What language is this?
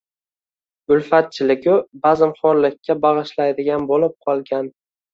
Uzbek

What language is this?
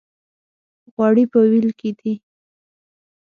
Pashto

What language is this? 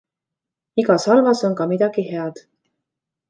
Estonian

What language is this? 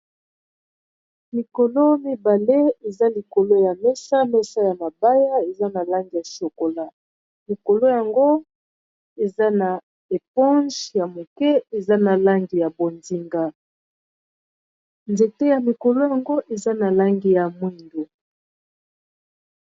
Lingala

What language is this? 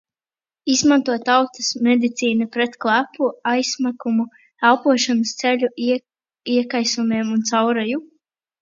Latvian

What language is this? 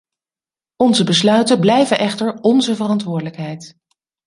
Dutch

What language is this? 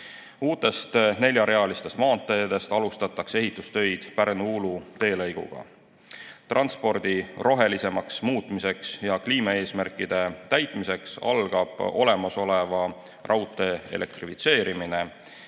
Estonian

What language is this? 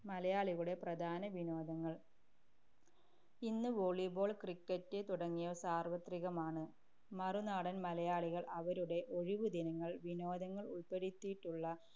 Malayalam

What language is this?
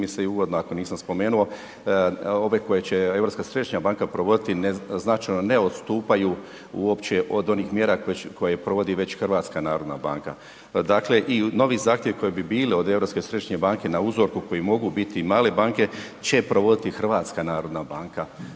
Croatian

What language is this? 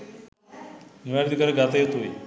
Sinhala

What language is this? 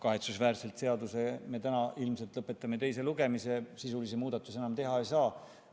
Estonian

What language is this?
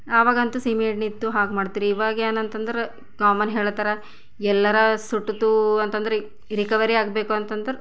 Kannada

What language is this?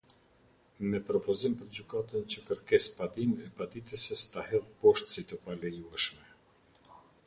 Albanian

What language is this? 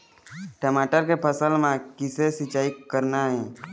Chhattisgarhi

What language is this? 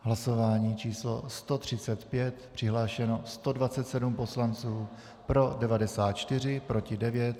Czech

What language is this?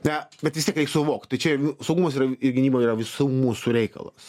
Lithuanian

